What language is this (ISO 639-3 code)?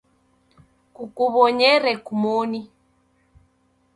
dav